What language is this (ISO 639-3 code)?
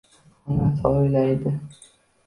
uzb